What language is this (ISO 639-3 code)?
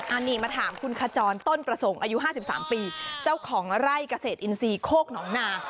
tha